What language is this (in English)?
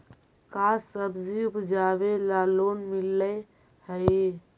Magahi